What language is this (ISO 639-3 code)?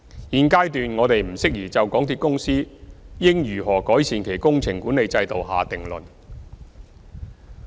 yue